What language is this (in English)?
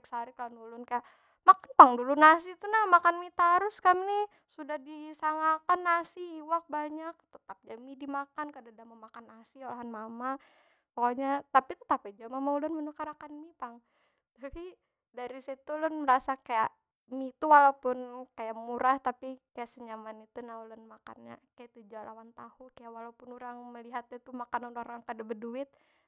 Banjar